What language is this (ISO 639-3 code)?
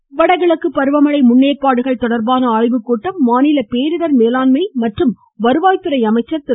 tam